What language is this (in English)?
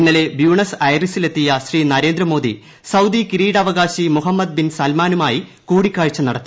Malayalam